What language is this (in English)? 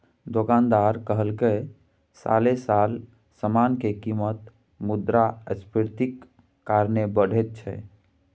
Maithili